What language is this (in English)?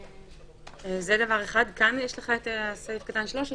Hebrew